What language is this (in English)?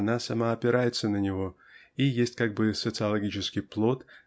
Russian